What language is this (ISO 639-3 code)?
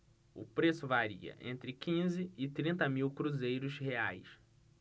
por